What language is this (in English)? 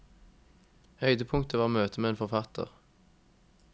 Norwegian